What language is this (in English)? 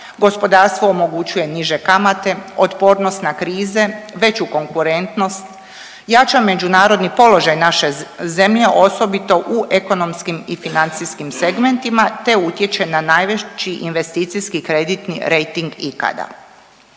Croatian